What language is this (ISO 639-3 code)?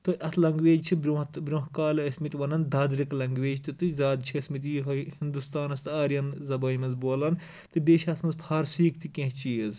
kas